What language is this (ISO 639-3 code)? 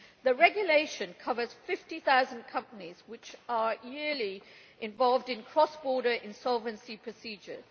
eng